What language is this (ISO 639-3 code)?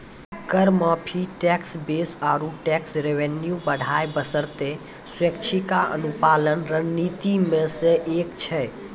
mai